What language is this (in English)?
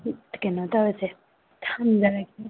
Manipuri